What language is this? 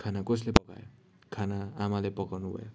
Nepali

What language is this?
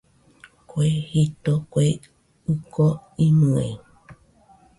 Nüpode Huitoto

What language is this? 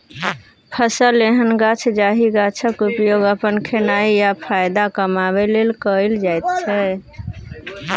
Maithili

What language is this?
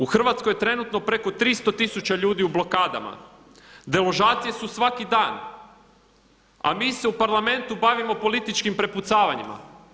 Croatian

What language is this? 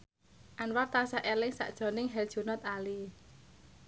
Javanese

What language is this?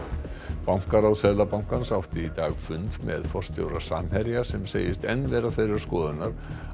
Icelandic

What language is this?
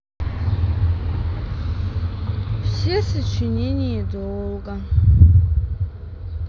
Russian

